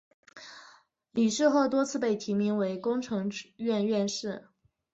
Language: Chinese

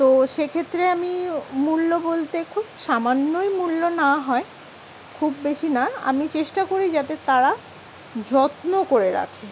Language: Bangla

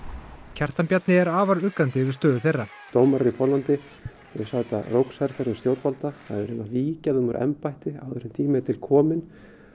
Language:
Icelandic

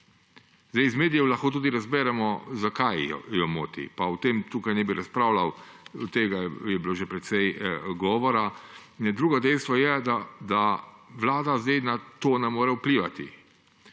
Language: Slovenian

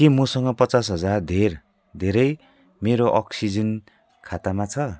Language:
Nepali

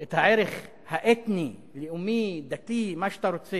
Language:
Hebrew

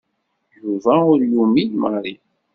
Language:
Kabyle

